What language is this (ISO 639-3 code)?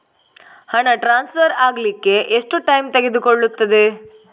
kan